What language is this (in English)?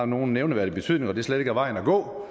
Danish